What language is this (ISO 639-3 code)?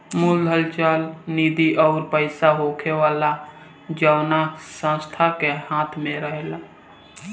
bho